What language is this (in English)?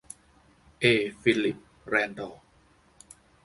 Thai